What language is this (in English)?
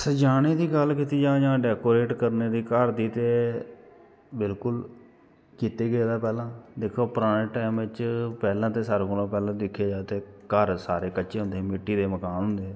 Dogri